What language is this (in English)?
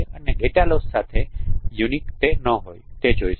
Gujarati